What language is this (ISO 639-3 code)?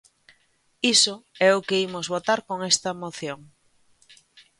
glg